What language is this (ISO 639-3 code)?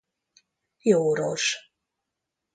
hun